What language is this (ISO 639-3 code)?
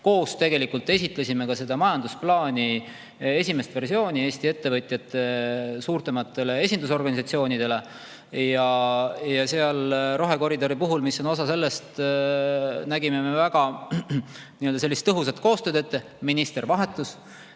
est